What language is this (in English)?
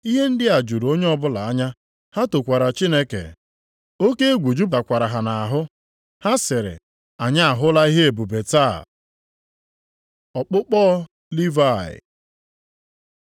Igbo